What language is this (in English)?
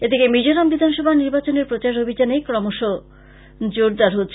Bangla